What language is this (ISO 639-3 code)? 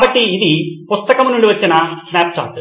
tel